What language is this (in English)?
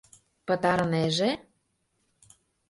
Mari